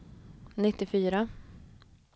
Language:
Swedish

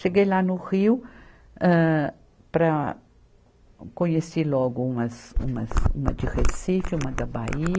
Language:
Portuguese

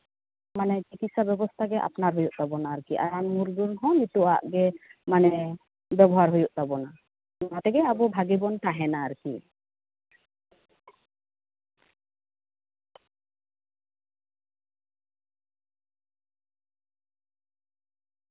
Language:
Santali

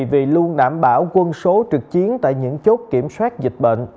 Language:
Vietnamese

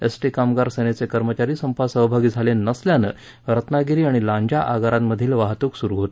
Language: Marathi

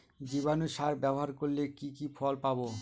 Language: Bangla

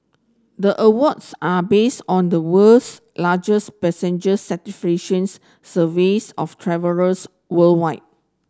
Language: English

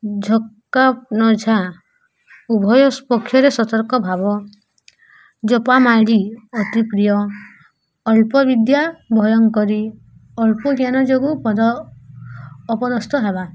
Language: Odia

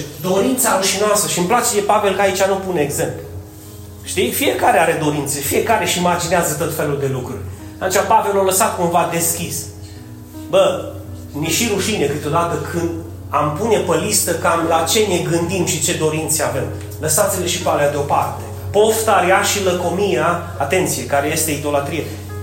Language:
Romanian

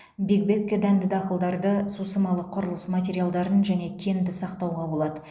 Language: Kazakh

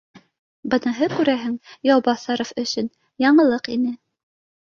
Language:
Bashkir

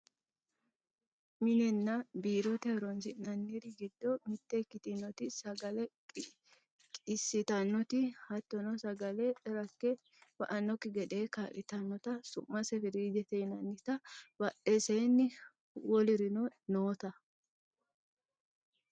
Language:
Sidamo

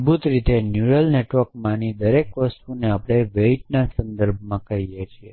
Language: Gujarati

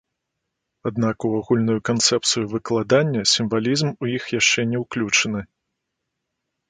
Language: Belarusian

